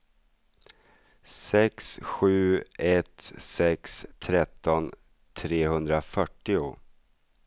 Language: Swedish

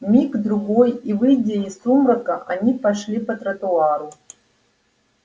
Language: Russian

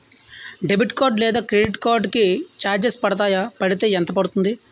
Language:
Telugu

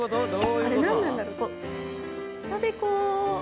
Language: Japanese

